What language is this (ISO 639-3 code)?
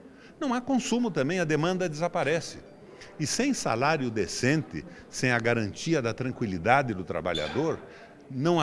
por